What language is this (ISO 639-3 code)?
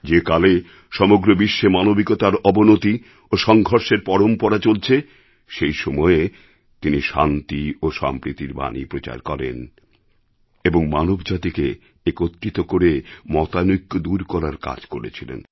ben